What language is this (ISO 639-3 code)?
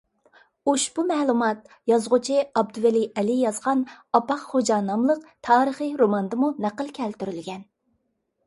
uig